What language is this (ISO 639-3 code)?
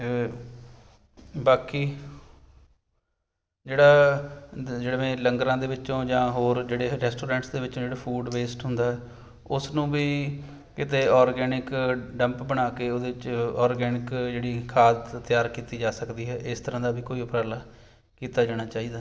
pan